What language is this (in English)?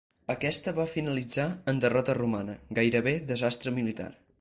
Catalan